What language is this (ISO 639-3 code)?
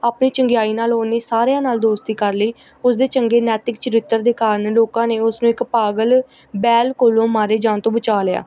pan